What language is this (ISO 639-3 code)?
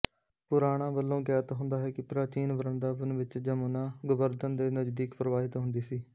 pan